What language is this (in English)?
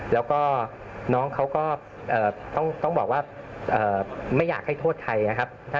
Thai